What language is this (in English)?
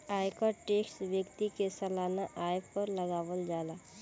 Bhojpuri